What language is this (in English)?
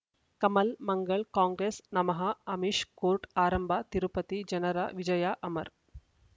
Kannada